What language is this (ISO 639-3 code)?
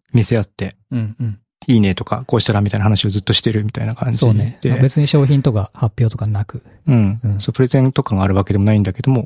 jpn